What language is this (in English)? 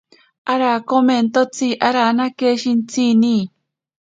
Ashéninka Perené